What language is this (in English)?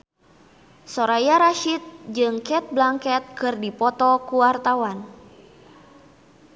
Sundanese